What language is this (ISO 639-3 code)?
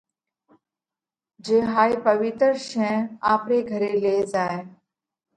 kvx